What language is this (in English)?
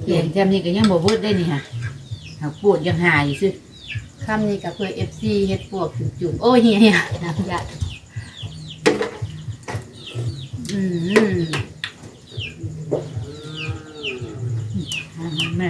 Thai